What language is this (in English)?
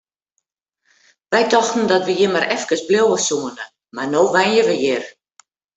Western Frisian